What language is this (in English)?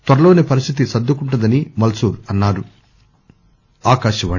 Telugu